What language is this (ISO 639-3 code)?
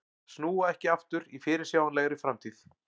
isl